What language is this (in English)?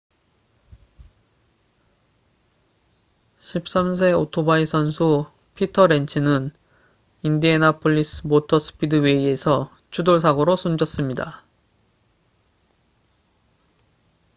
Korean